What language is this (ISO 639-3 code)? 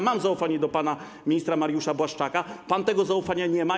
pol